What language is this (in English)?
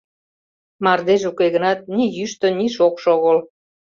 Mari